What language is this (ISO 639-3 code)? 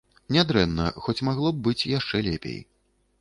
bel